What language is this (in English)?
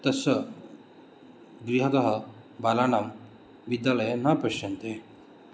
Sanskrit